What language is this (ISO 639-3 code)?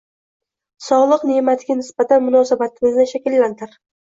uzb